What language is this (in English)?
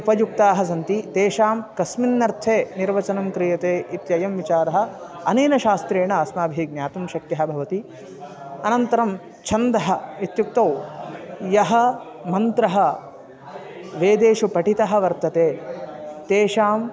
Sanskrit